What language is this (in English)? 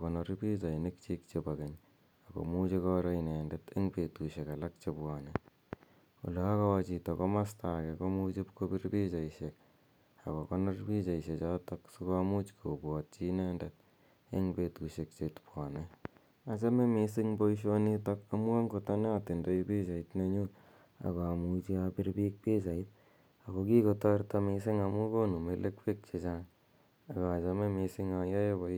Kalenjin